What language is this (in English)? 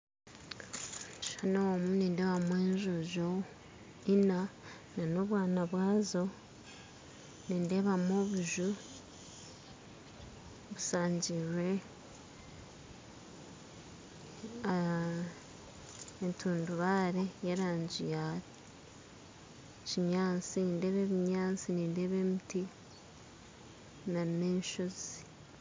Nyankole